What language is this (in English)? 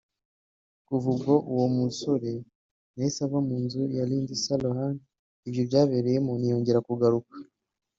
Kinyarwanda